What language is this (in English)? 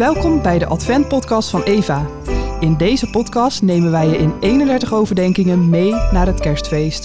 Dutch